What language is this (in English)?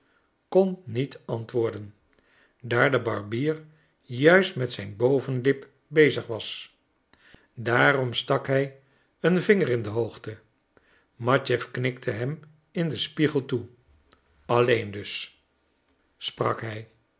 Dutch